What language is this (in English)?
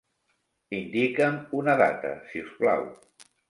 Catalan